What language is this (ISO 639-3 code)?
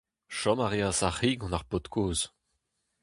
bre